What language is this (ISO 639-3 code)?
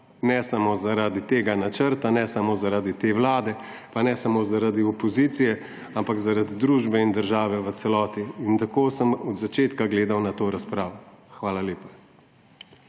slv